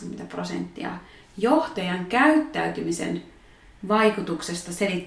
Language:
Finnish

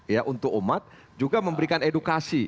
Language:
Indonesian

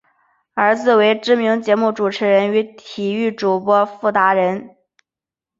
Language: Chinese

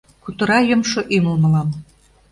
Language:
Mari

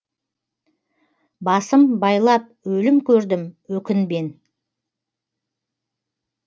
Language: Kazakh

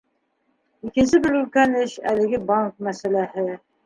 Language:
Bashkir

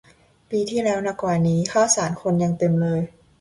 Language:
Thai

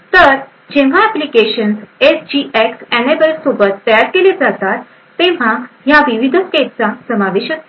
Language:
Marathi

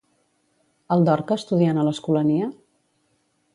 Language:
Catalan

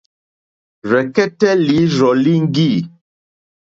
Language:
Mokpwe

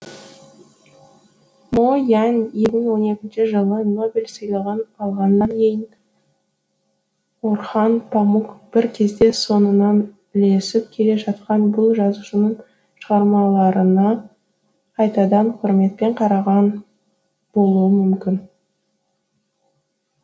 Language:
Kazakh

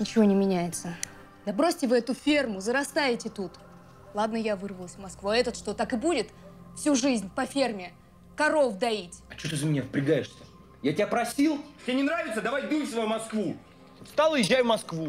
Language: Russian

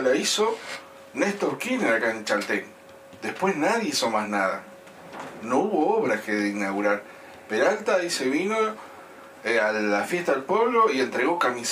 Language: Spanish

